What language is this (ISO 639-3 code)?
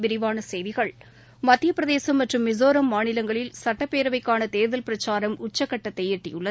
tam